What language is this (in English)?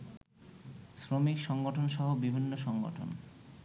Bangla